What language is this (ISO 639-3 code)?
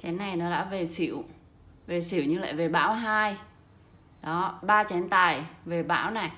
vie